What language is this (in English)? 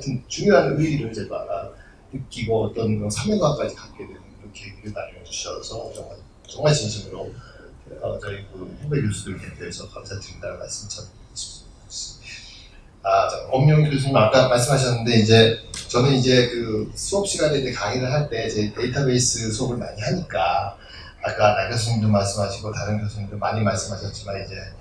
Korean